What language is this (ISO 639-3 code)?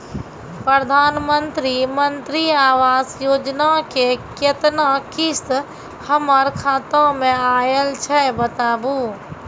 mai